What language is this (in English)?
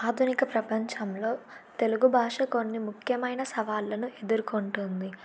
Telugu